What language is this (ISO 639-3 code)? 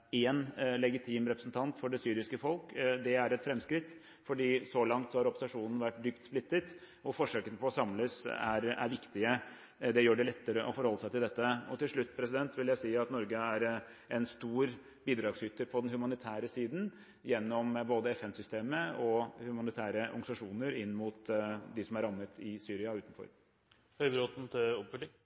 nor